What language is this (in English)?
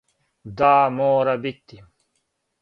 Serbian